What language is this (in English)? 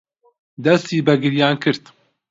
Central Kurdish